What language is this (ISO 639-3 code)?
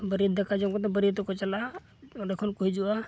sat